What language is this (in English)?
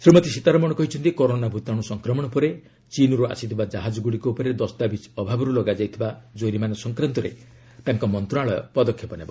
Odia